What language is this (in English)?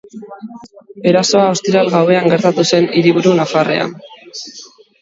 Basque